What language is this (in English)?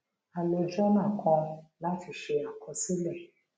Yoruba